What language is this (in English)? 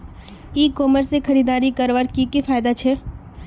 Magahi